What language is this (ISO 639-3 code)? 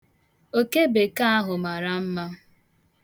ibo